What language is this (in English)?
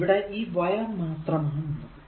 Malayalam